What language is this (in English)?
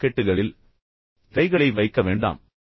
Tamil